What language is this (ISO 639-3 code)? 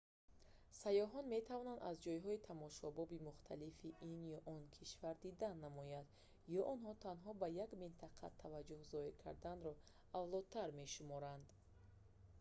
tgk